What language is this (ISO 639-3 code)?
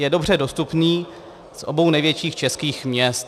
ces